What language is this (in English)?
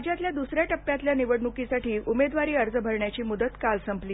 Marathi